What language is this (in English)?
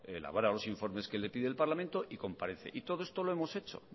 Spanish